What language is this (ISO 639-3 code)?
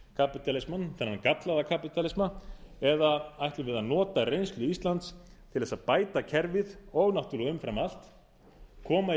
isl